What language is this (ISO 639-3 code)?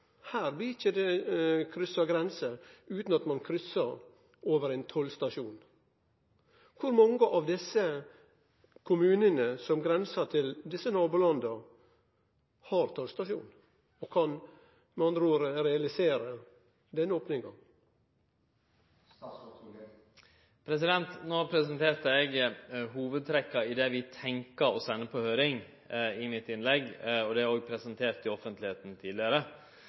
nno